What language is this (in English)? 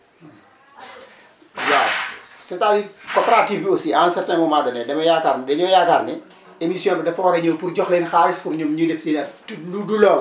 Wolof